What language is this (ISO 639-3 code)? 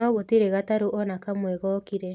kik